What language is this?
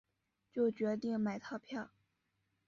Chinese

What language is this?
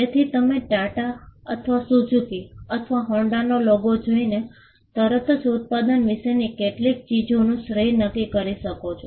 Gujarati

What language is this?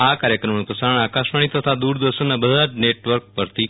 Gujarati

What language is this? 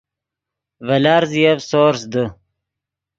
Yidgha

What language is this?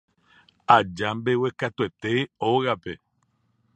Guarani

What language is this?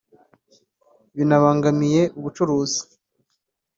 Kinyarwanda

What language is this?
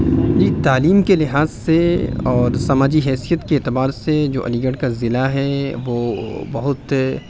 Urdu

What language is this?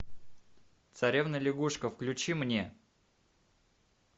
Russian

